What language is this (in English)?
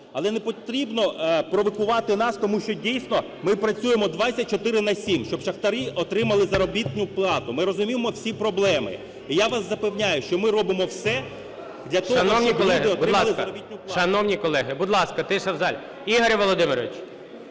Ukrainian